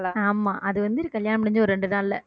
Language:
Tamil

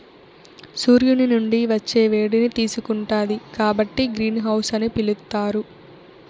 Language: Telugu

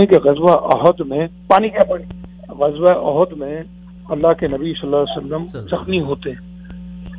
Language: Urdu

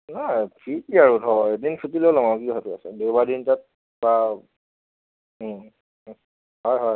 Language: Assamese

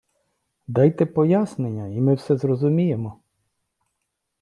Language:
Ukrainian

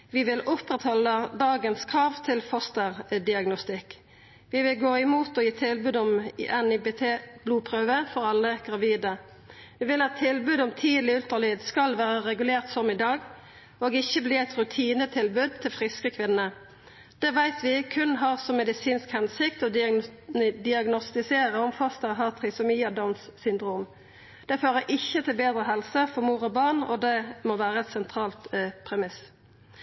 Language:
Norwegian Nynorsk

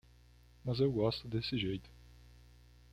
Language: Portuguese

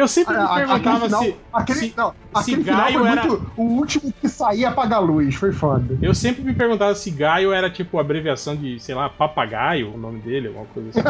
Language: Portuguese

